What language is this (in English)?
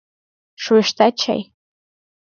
Mari